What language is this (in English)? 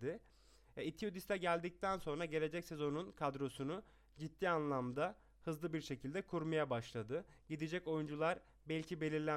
Turkish